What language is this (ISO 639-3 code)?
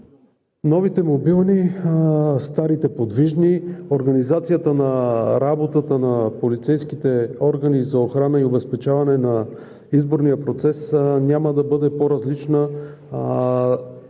bul